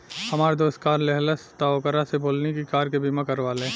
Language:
Bhojpuri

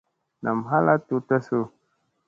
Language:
Musey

